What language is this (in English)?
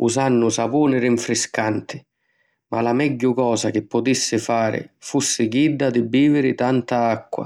Sicilian